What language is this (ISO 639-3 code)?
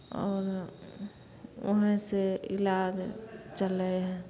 mai